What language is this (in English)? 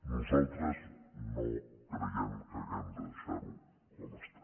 Catalan